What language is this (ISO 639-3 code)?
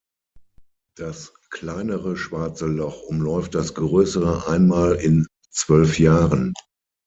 deu